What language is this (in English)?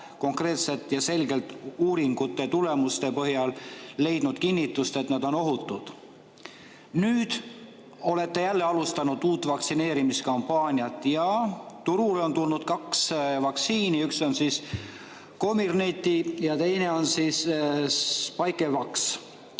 Estonian